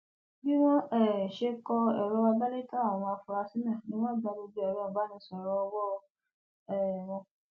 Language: Yoruba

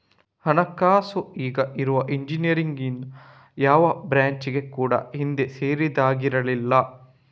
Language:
Kannada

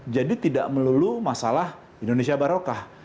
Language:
Indonesian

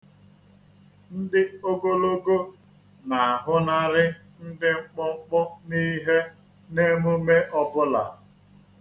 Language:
Igbo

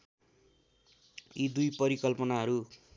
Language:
Nepali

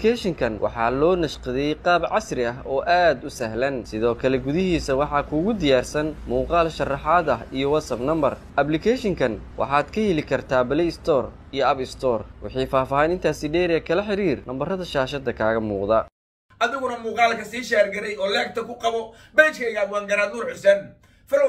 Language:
Arabic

